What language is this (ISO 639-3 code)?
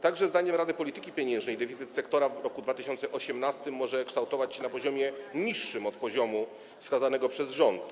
pol